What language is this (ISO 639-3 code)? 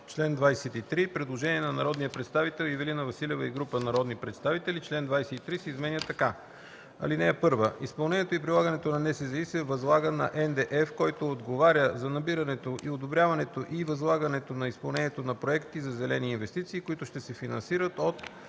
bul